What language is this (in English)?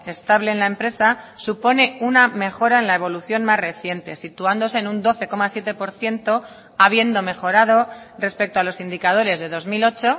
Spanish